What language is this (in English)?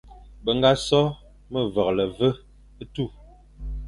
Fang